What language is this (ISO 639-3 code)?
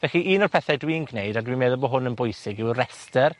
cym